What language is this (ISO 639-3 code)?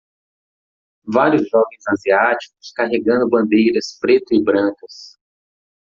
por